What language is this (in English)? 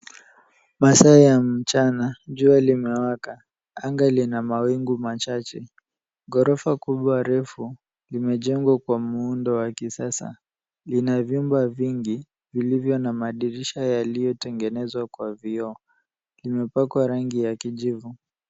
Swahili